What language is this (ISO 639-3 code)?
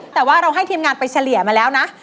tha